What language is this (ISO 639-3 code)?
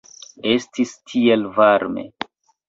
epo